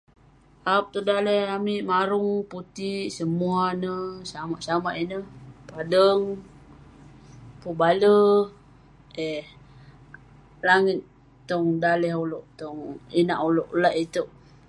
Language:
Western Penan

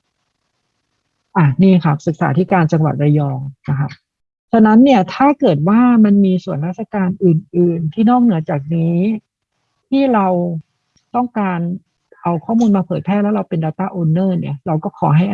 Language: Thai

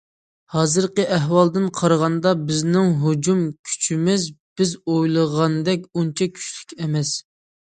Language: Uyghur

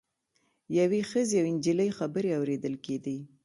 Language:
Pashto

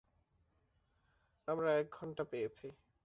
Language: Bangla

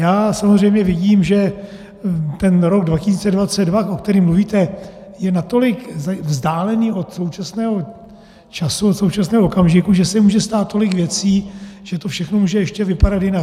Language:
Czech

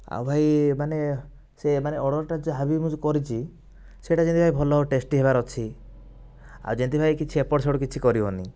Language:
Odia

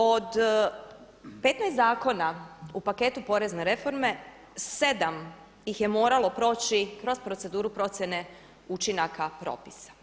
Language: Croatian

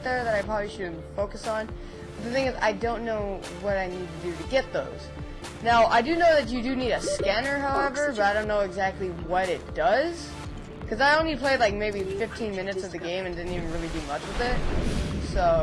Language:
English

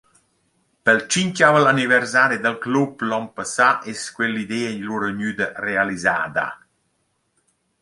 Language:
Romansh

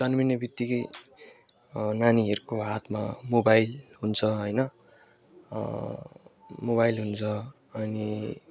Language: Nepali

